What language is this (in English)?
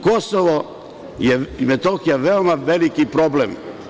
Serbian